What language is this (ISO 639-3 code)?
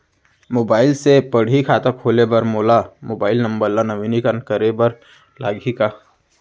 hne